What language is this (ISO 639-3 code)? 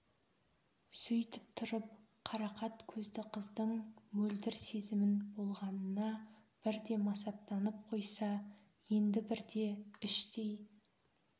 kaz